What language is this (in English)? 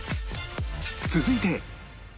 Japanese